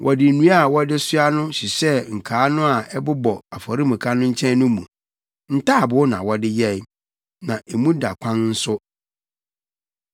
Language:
Akan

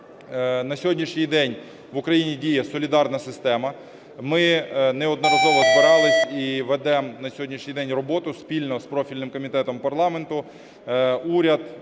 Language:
Ukrainian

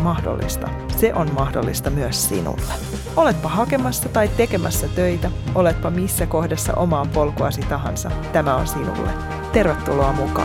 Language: Finnish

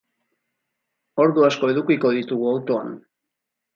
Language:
Basque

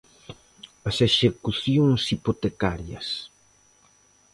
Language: Galician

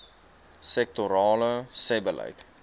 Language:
Afrikaans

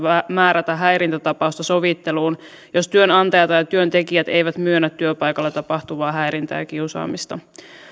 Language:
Finnish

